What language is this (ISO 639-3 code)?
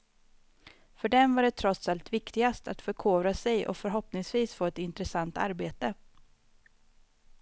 swe